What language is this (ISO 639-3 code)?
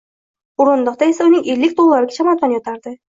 uzb